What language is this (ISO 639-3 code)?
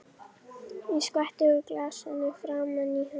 isl